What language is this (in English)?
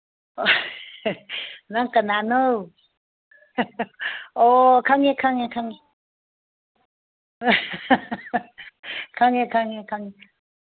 Manipuri